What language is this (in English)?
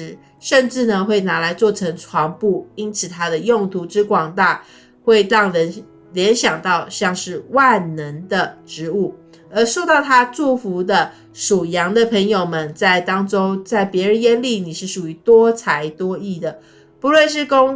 Chinese